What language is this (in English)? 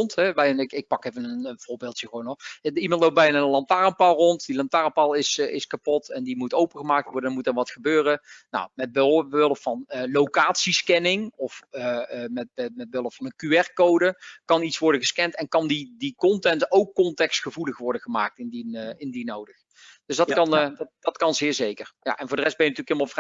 Dutch